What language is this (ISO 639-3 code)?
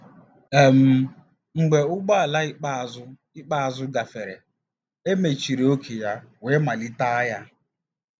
ibo